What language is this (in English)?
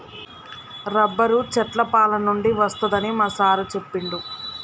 Telugu